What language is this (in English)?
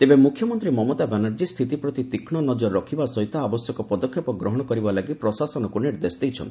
Odia